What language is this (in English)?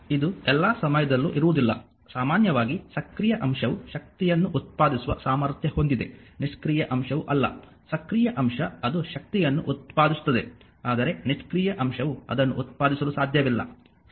Kannada